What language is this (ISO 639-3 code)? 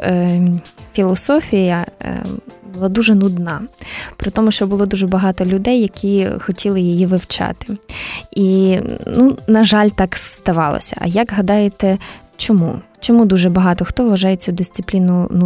ukr